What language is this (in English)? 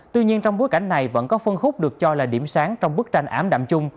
Vietnamese